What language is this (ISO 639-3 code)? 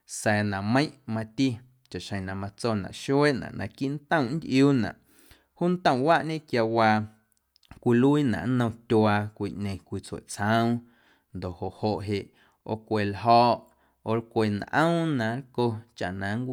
amu